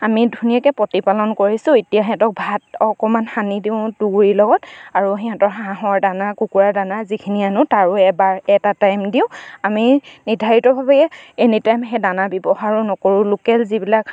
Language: Assamese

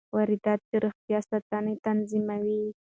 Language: Pashto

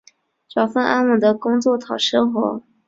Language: Chinese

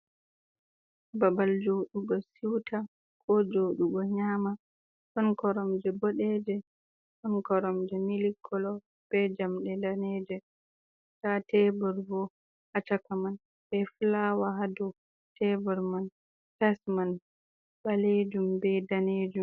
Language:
Fula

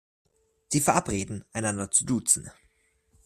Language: German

